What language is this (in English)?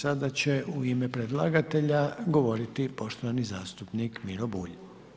Croatian